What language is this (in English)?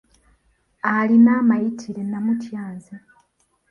Ganda